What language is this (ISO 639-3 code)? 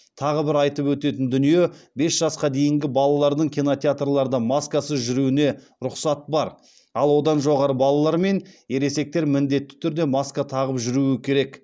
kaz